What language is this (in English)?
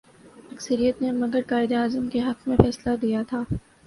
Urdu